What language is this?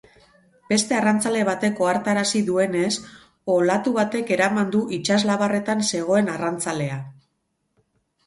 Basque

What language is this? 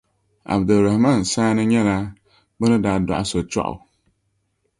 Dagbani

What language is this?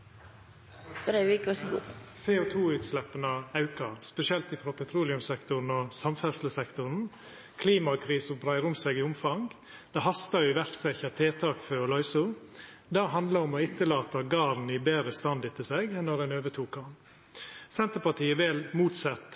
Norwegian Nynorsk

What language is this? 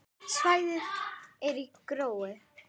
Icelandic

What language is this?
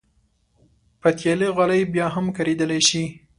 Pashto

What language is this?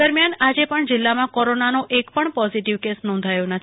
Gujarati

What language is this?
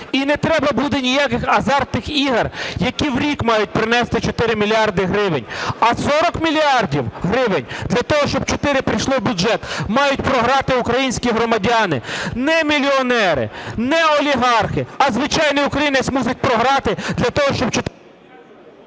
Ukrainian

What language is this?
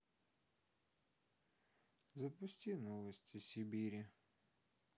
Russian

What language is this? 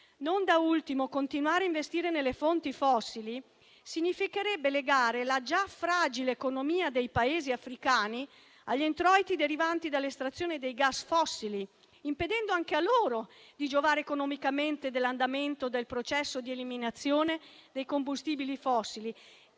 Italian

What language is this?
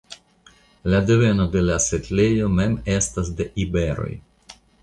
Esperanto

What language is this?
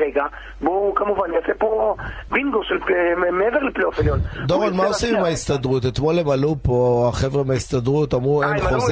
Hebrew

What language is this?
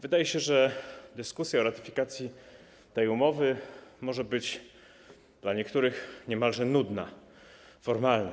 Polish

